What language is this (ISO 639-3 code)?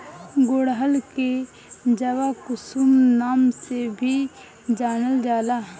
bho